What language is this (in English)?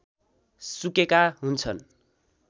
Nepali